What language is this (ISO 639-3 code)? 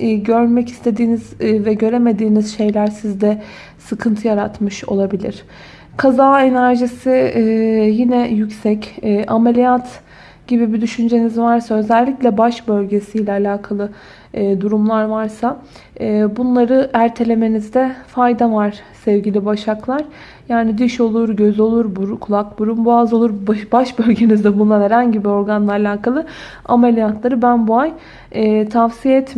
tur